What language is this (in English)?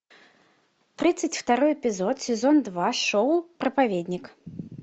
Russian